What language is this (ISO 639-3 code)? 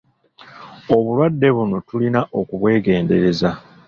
lug